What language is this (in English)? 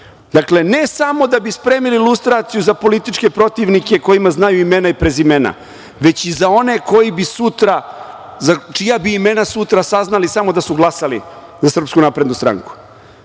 Serbian